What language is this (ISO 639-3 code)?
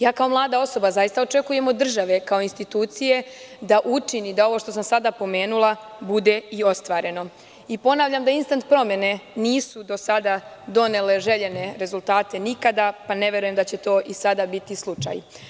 srp